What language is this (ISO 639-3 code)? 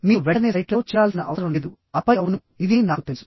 tel